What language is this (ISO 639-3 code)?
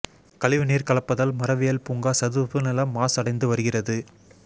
tam